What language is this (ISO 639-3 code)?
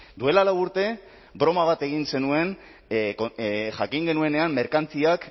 eus